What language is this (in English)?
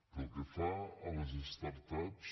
Catalan